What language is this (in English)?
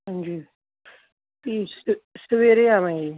Punjabi